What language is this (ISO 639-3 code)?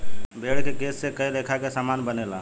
bho